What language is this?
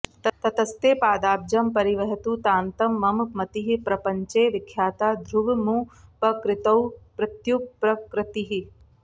Sanskrit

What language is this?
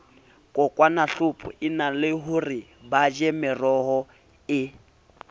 Southern Sotho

